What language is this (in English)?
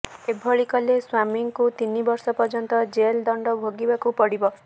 Odia